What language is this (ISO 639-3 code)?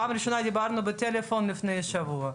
heb